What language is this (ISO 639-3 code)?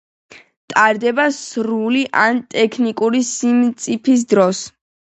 kat